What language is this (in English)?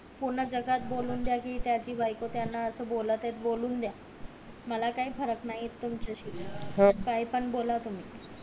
Marathi